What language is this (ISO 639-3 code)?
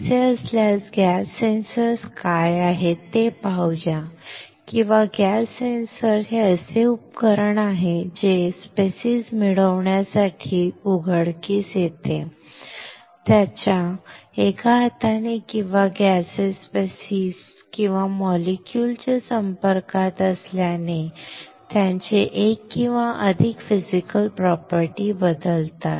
mar